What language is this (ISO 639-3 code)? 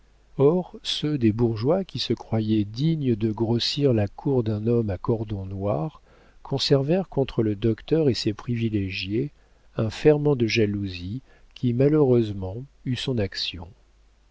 fra